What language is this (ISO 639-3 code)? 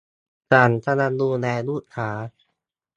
tha